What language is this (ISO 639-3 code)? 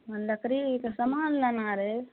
mai